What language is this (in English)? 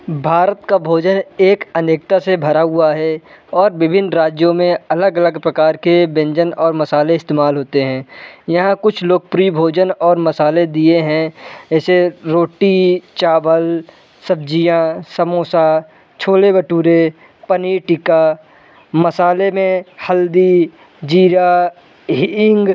Hindi